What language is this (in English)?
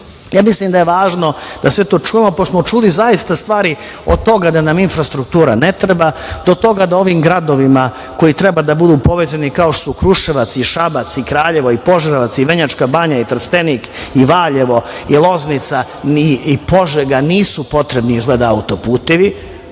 Serbian